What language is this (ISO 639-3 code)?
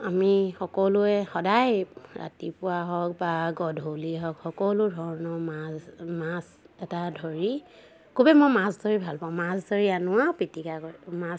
asm